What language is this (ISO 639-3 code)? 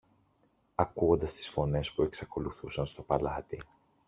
ell